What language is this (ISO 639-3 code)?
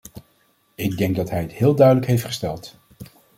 nld